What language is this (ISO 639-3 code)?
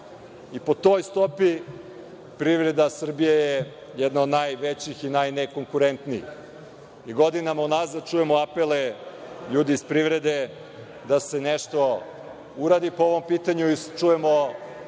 srp